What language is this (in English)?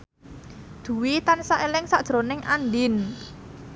Javanese